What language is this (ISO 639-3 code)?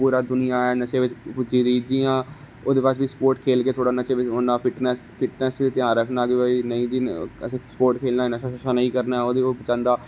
doi